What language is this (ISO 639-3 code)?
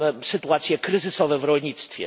pol